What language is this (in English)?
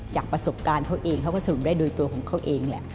Thai